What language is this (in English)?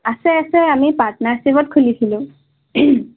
Assamese